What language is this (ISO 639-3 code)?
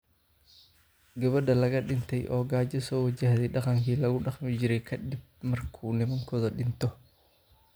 som